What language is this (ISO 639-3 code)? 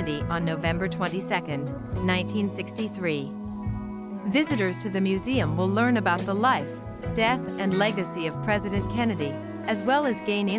eng